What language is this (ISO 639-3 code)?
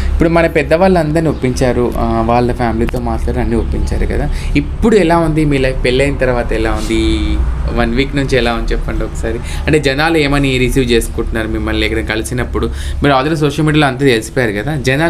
tel